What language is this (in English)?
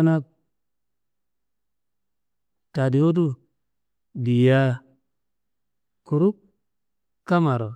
Kanembu